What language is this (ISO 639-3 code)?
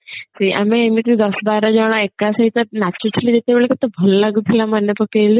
ori